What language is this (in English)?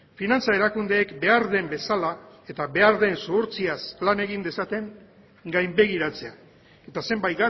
Basque